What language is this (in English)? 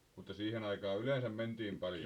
Finnish